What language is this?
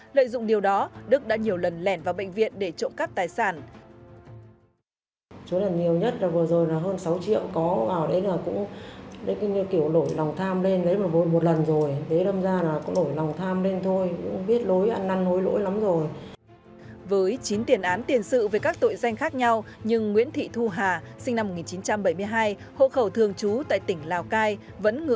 Vietnamese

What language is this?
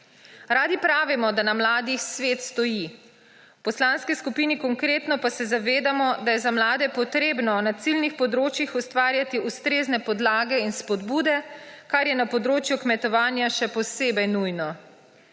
Slovenian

